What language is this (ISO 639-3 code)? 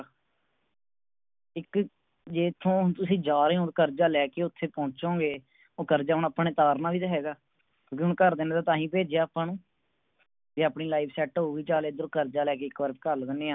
pan